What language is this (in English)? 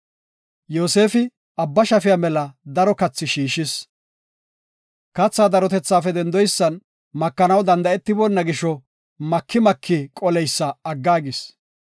Gofa